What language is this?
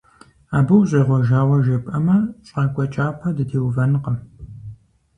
Kabardian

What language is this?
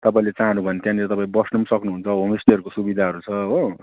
Nepali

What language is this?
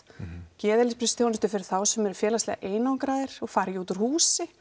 Icelandic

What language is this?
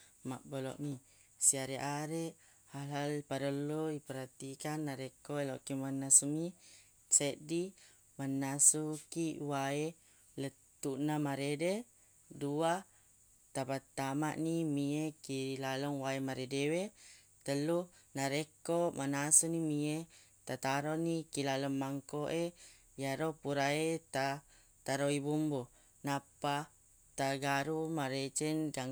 Buginese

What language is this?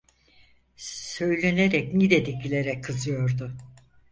Turkish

